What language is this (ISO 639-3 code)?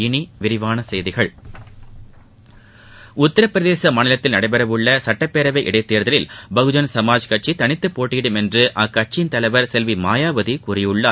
tam